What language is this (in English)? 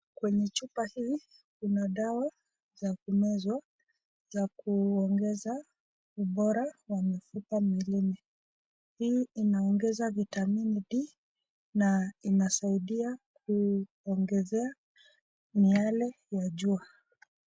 Swahili